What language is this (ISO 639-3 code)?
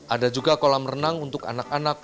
ind